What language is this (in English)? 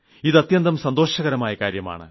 Malayalam